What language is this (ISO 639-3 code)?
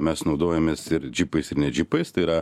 lit